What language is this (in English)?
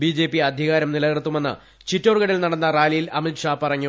Malayalam